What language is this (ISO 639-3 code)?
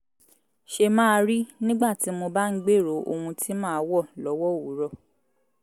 yor